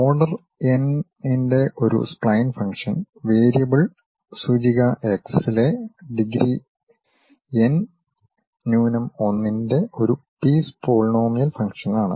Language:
Malayalam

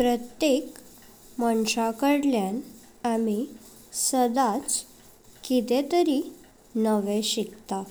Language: Konkani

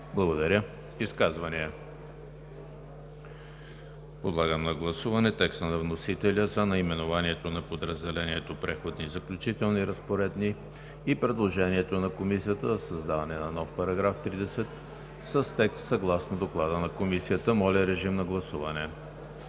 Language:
Bulgarian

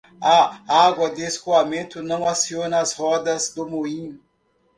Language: Portuguese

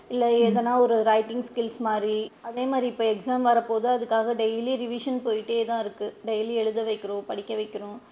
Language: Tamil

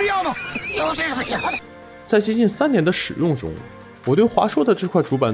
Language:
Chinese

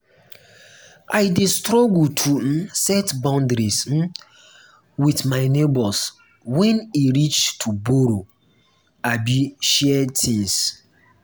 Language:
Nigerian Pidgin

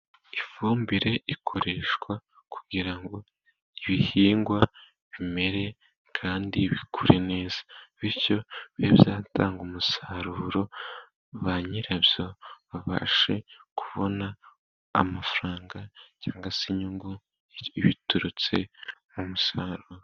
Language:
Kinyarwanda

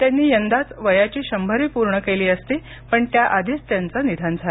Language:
Marathi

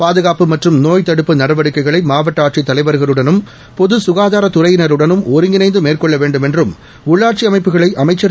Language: Tamil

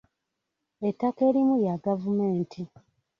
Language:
Ganda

